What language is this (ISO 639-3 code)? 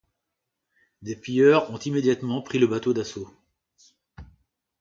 fra